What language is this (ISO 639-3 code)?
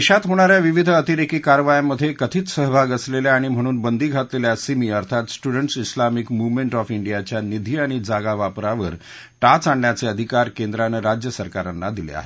mar